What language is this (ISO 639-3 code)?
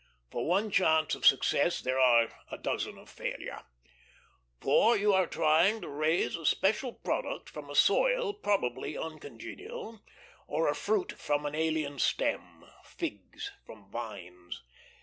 eng